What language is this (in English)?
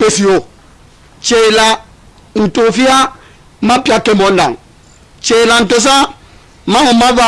French